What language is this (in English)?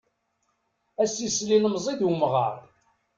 Kabyle